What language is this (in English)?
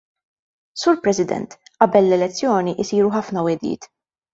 Maltese